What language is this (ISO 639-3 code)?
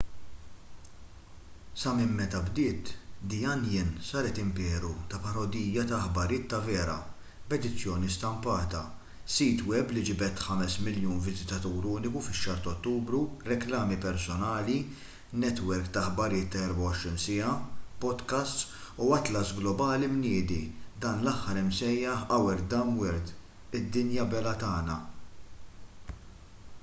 mlt